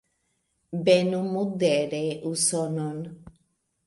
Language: Esperanto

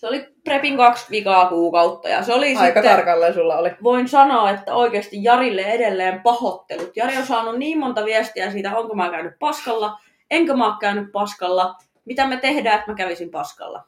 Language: Finnish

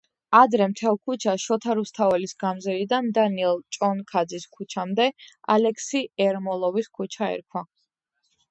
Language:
Georgian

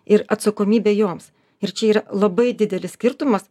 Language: Lithuanian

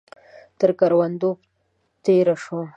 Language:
Pashto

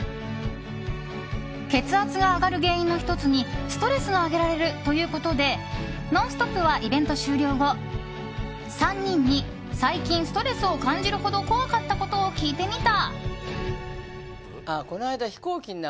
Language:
Japanese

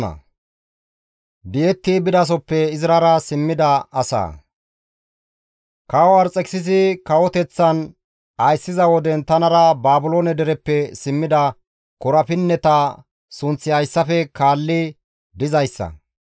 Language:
Gamo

